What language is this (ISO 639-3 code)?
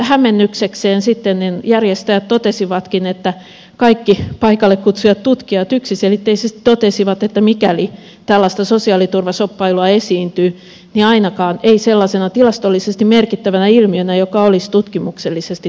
fin